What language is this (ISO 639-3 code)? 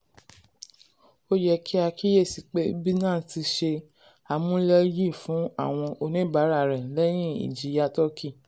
yor